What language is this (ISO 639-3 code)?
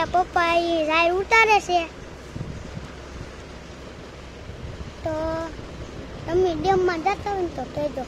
guj